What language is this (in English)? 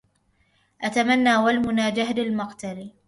Arabic